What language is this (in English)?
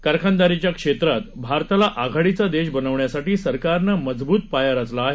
Marathi